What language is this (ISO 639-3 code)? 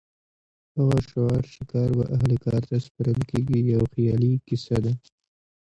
pus